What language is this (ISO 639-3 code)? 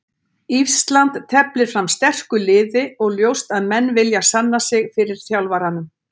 isl